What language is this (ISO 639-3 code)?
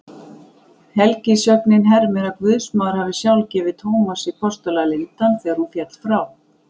isl